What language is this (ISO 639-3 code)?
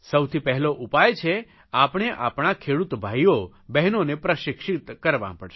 guj